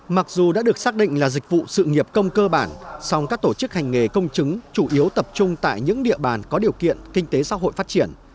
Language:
Vietnamese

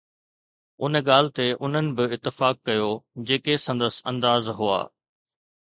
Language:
Sindhi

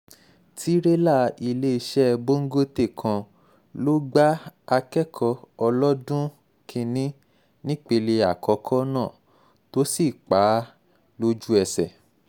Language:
Yoruba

